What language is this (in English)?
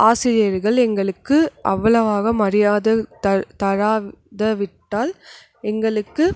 Tamil